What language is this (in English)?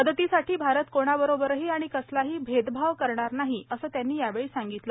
Marathi